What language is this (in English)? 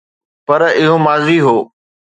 Sindhi